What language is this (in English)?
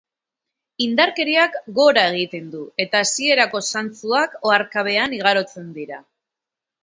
Basque